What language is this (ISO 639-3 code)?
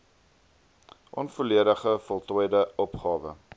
afr